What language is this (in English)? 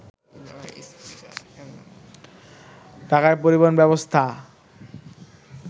Bangla